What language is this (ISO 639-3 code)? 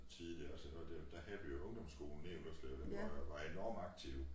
dan